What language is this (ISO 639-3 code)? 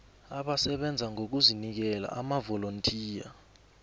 nbl